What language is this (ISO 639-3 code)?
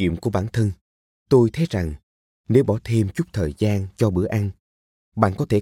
vie